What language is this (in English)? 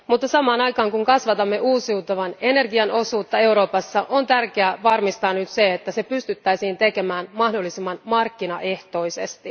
Finnish